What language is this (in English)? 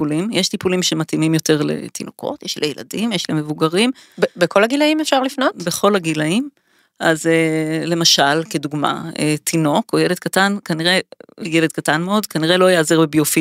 Hebrew